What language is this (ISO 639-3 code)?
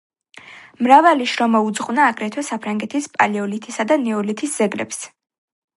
kat